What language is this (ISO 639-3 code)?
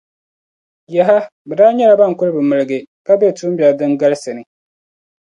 dag